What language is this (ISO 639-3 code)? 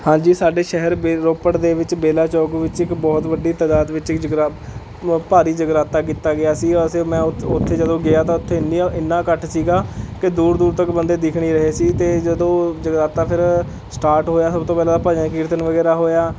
pan